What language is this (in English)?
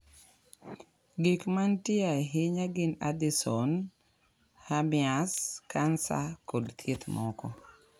Luo (Kenya and Tanzania)